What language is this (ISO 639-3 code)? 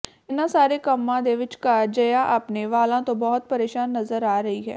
pan